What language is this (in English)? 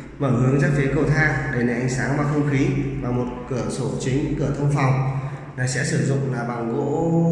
Vietnamese